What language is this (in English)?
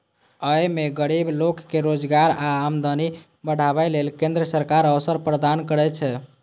Maithili